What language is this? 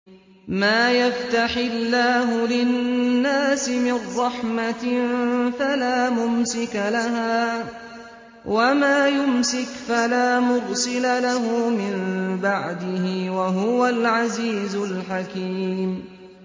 Arabic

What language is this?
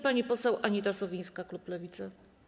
Polish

